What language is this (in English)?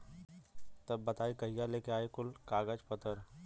Bhojpuri